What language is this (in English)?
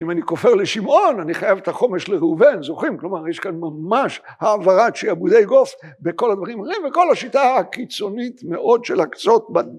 Hebrew